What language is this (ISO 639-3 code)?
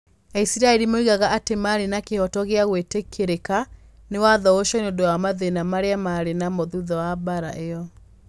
kik